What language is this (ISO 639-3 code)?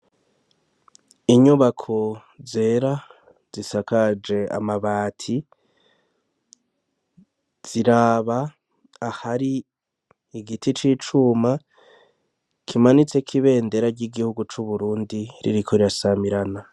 run